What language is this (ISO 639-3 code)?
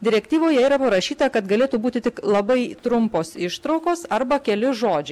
lit